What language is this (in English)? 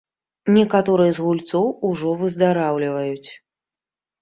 Belarusian